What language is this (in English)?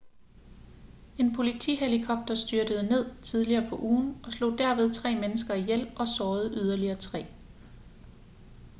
Danish